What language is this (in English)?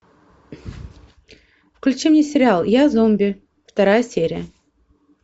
Russian